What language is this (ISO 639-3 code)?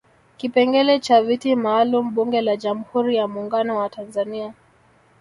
swa